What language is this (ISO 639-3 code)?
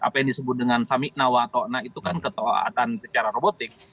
ind